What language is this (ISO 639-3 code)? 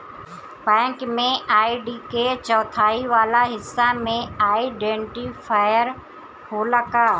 bho